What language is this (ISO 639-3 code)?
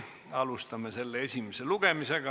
est